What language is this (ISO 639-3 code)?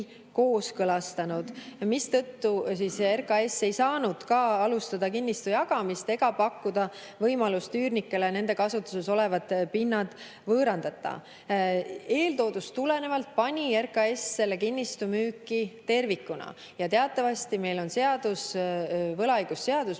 est